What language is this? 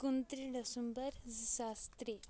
Kashmiri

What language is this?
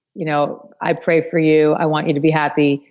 English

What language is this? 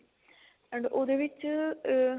Punjabi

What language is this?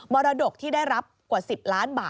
Thai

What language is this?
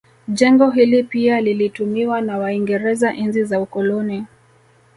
Swahili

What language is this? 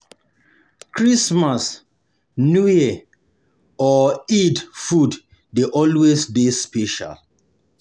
Nigerian Pidgin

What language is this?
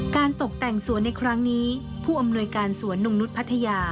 Thai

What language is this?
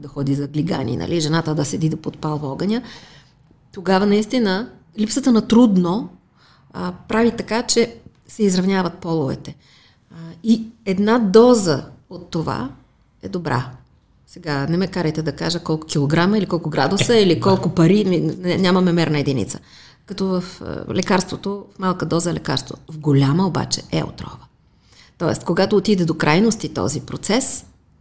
Bulgarian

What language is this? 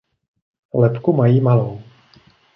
Czech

